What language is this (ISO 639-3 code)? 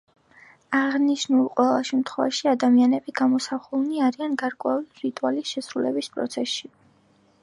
kat